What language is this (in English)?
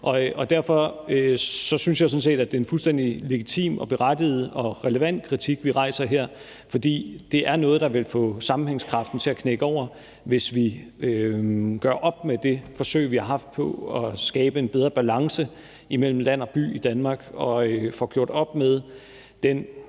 Danish